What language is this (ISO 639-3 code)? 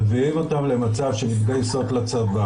heb